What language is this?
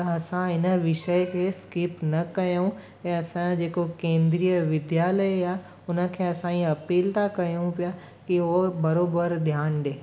Sindhi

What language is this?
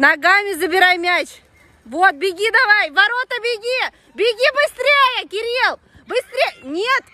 Russian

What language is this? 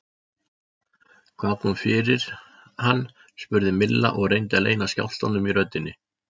Icelandic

